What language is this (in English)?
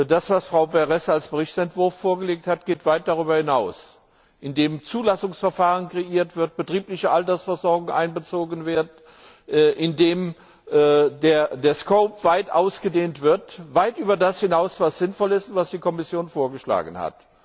German